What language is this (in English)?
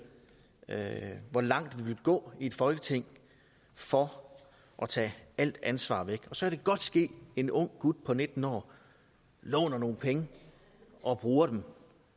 Danish